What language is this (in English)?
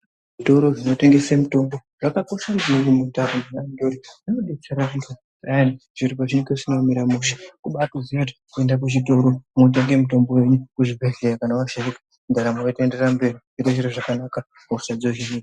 Ndau